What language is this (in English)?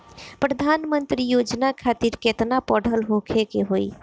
Bhojpuri